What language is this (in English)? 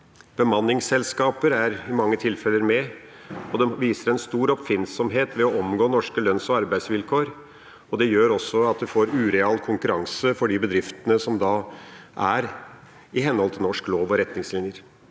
Norwegian